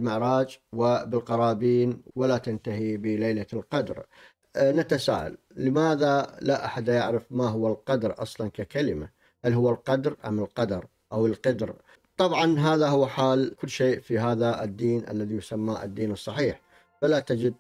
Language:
Arabic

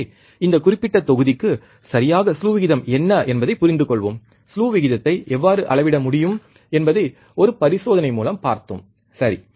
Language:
Tamil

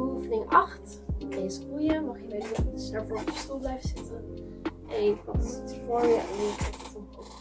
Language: Dutch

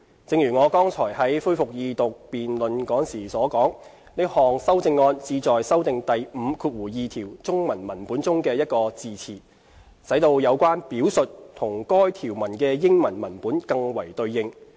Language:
Cantonese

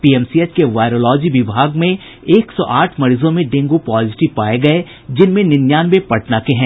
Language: Hindi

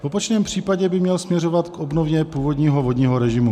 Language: Czech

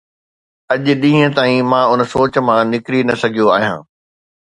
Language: Sindhi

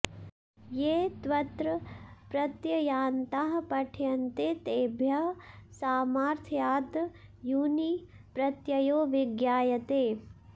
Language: Sanskrit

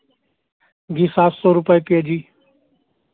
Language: Hindi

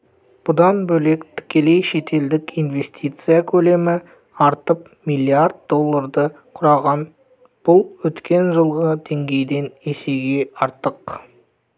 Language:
Kazakh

